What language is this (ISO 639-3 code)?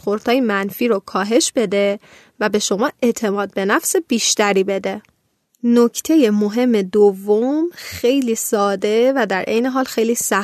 fas